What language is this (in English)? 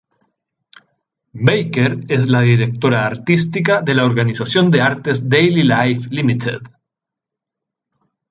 Spanish